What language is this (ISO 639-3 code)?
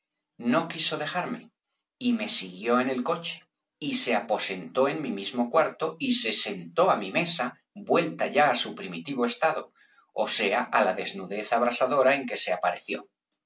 spa